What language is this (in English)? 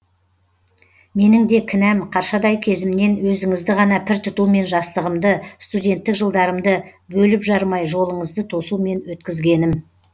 Kazakh